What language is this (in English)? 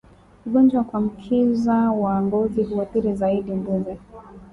Swahili